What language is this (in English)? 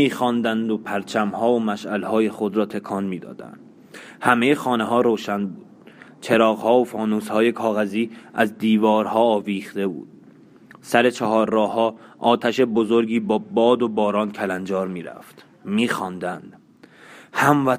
Persian